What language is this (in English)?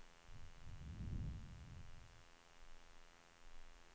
Swedish